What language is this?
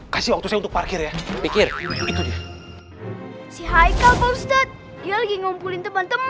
Indonesian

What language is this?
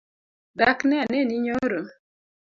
Luo (Kenya and Tanzania)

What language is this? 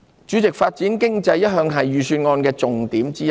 Cantonese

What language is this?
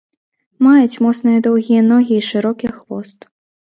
Belarusian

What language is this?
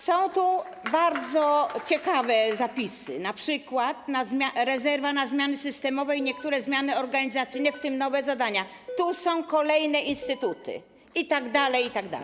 Polish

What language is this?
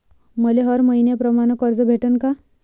Marathi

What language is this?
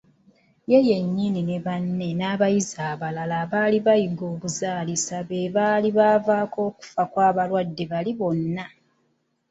Ganda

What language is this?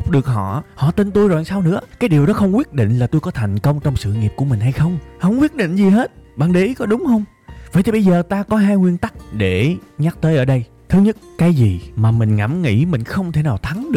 Vietnamese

